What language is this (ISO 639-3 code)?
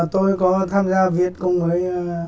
vie